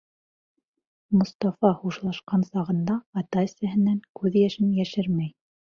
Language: Bashkir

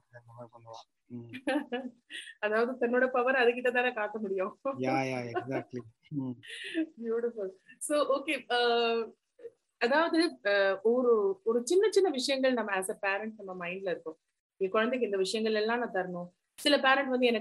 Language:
Tamil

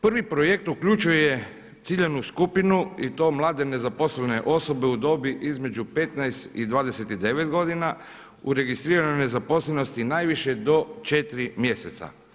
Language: Croatian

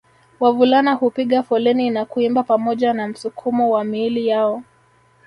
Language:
Swahili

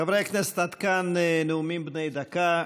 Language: Hebrew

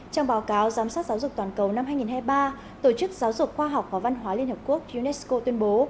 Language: Vietnamese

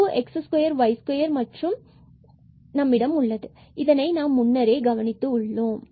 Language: Tamil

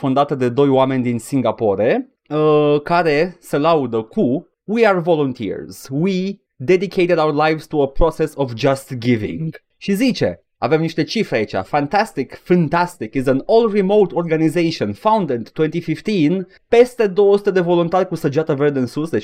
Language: Romanian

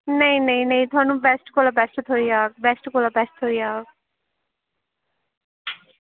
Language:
Dogri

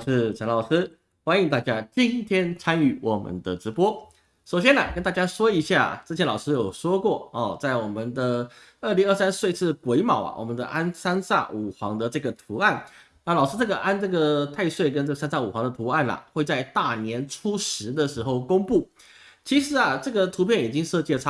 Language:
Chinese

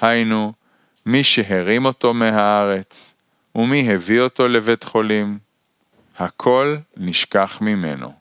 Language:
Hebrew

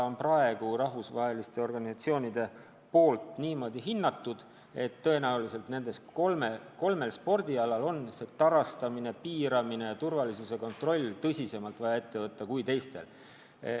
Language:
Estonian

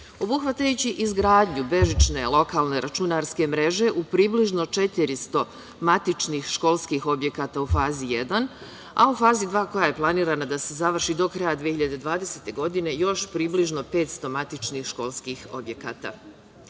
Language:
Serbian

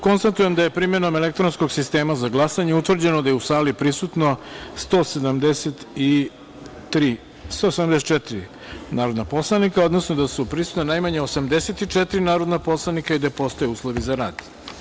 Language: Serbian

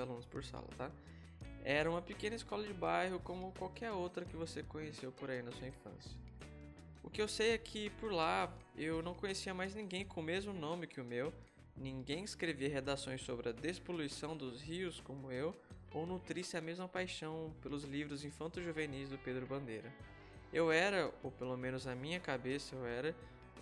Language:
Portuguese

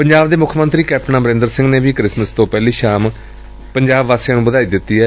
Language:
Punjabi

